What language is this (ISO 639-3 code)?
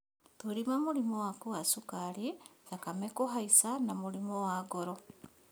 kik